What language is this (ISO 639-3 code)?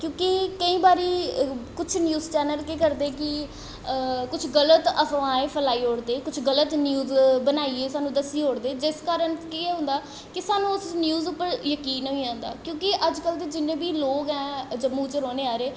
doi